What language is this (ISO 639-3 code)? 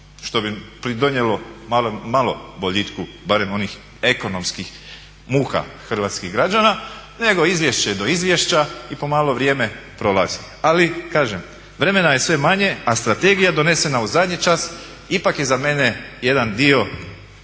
hrv